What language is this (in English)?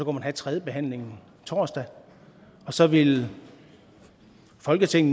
Danish